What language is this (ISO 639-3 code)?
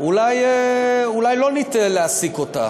heb